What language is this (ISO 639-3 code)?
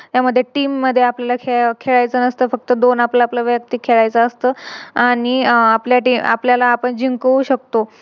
mar